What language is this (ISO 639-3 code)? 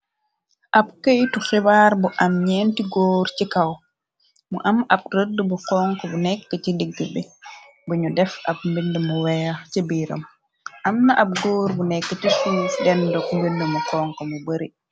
wol